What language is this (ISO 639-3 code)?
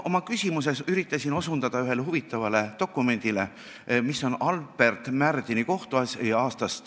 est